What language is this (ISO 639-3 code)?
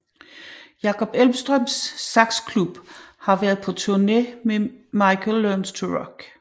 dan